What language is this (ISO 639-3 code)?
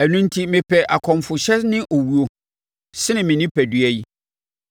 aka